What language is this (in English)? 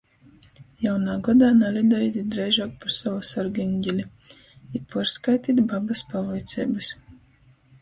Latgalian